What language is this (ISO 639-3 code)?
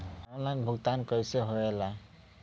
bho